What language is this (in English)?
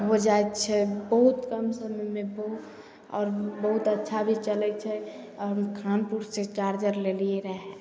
Maithili